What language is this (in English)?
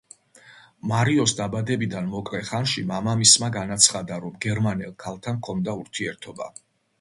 Georgian